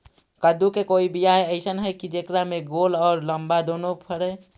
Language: Magahi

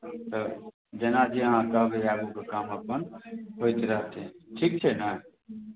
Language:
Maithili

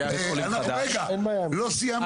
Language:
Hebrew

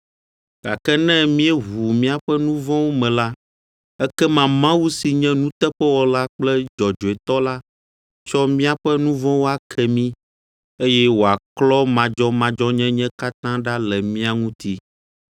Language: Ewe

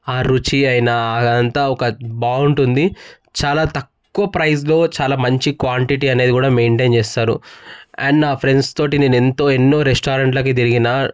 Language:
Telugu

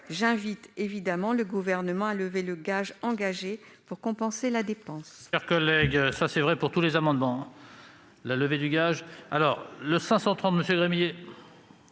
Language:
French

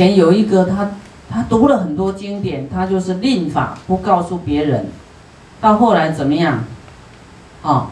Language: Chinese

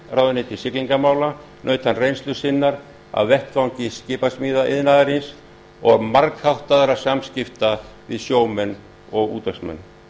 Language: Icelandic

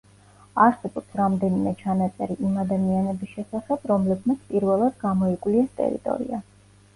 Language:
Georgian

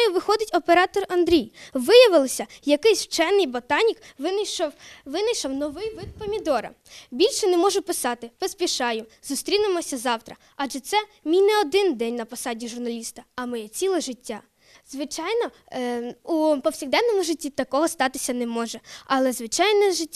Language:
Ukrainian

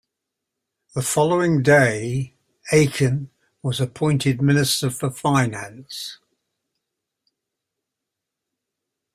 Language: English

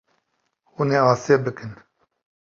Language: Kurdish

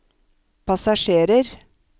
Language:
Norwegian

